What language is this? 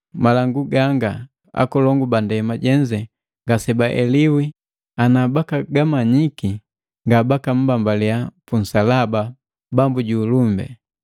Matengo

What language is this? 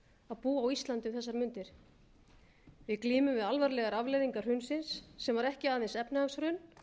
Icelandic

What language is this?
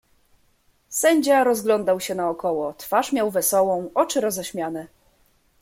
Polish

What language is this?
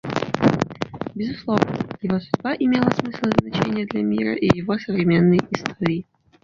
Russian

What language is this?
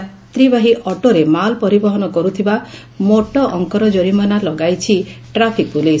Odia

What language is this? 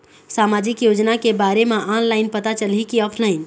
Chhattisgarhi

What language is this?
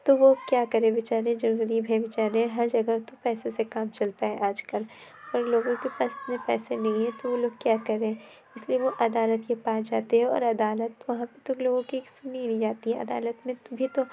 Urdu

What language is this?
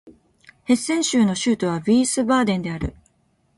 Japanese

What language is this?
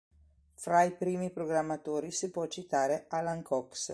Italian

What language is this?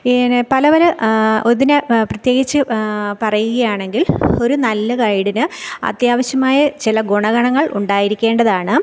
Malayalam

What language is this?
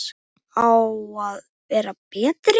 Icelandic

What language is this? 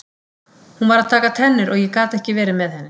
Icelandic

